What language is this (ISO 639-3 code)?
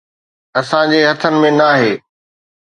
snd